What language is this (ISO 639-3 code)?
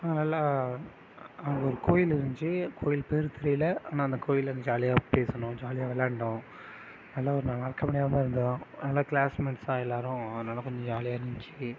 tam